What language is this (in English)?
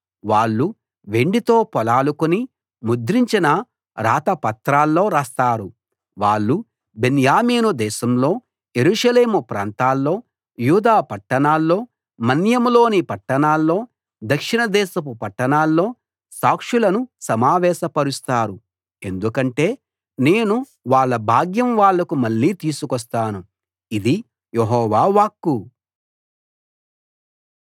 Telugu